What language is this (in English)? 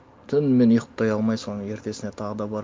Kazakh